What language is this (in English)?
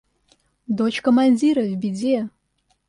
Russian